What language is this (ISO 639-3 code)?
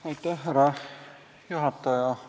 est